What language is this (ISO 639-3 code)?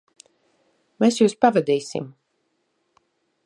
lav